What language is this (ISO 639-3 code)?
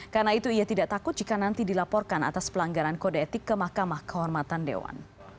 ind